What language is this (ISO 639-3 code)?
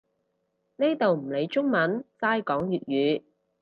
yue